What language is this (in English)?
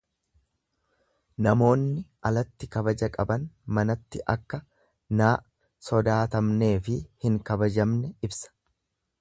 Oromo